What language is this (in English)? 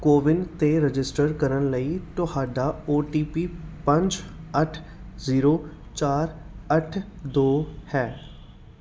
Punjabi